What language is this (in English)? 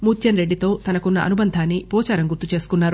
Telugu